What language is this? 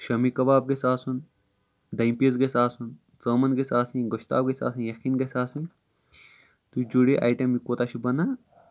Kashmiri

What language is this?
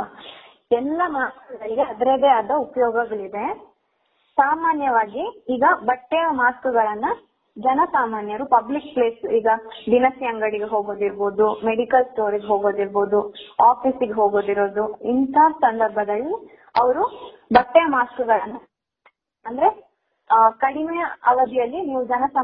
Kannada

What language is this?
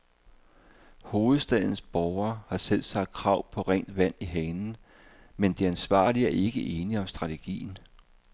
Danish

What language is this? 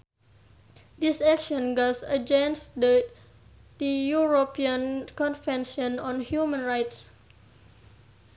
Sundanese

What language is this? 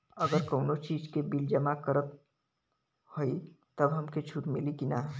Bhojpuri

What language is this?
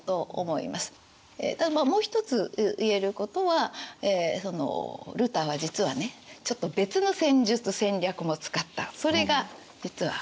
Japanese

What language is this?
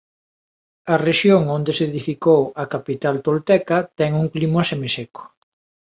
Galician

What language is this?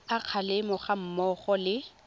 Tswana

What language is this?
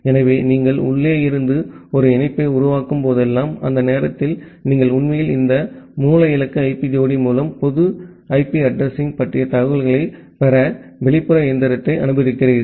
Tamil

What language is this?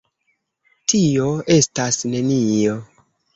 Esperanto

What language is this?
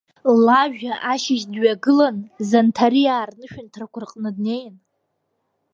Abkhazian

